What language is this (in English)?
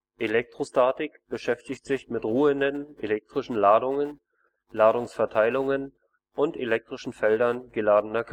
German